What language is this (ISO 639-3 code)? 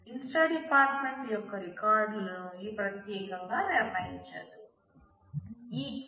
tel